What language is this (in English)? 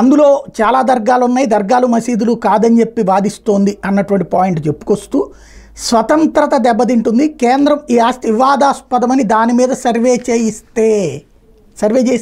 Telugu